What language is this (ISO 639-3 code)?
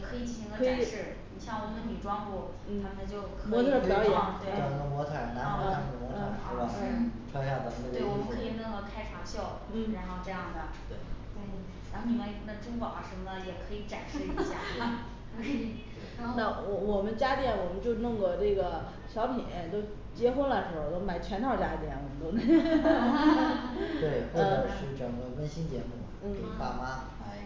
zho